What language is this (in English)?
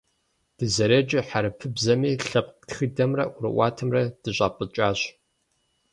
Kabardian